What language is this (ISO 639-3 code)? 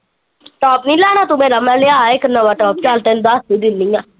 pan